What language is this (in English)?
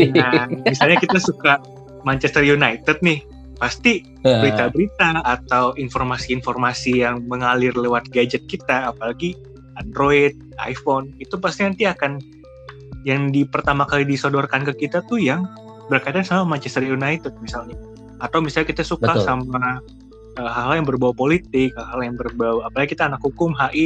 Indonesian